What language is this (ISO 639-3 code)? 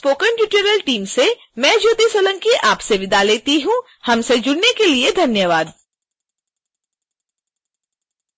hin